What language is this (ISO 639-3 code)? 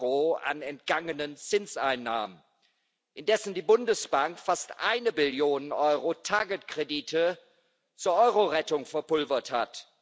deu